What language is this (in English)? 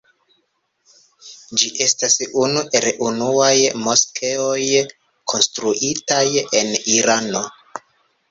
Esperanto